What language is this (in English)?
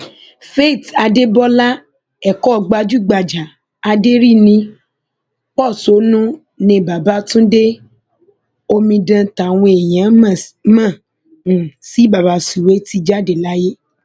Yoruba